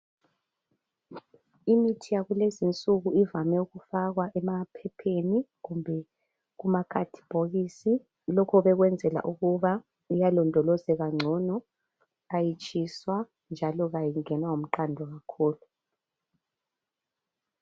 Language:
North Ndebele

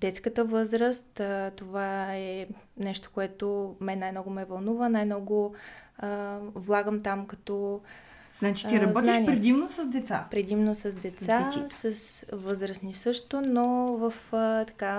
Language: Bulgarian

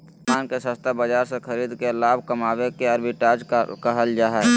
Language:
Magahi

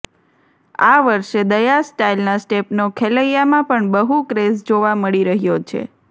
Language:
Gujarati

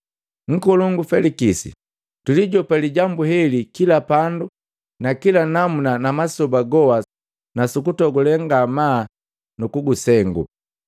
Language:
Matengo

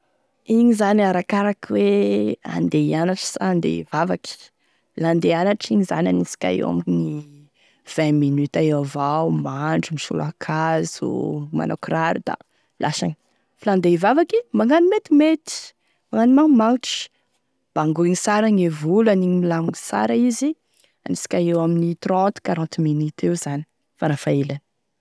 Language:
Tesaka Malagasy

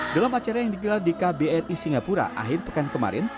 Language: Indonesian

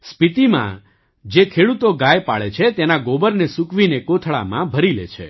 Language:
Gujarati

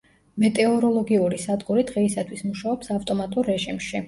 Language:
Georgian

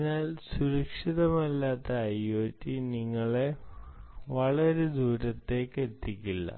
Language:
Malayalam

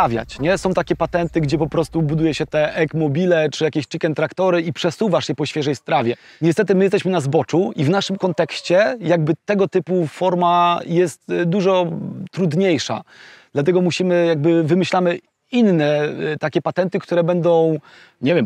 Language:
Polish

